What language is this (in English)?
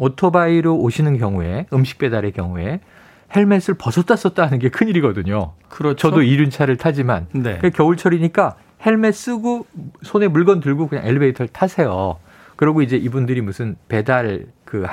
Korean